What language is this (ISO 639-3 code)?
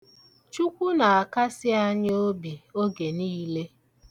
ibo